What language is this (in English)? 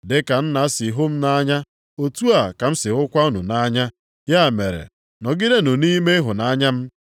Igbo